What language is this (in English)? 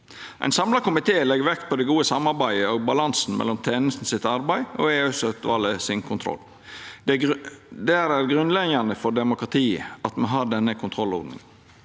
Norwegian